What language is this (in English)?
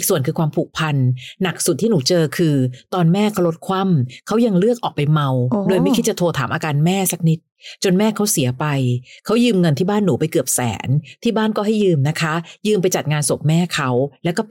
Thai